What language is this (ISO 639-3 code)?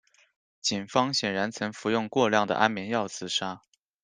zho